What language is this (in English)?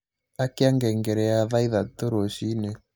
Kikuyu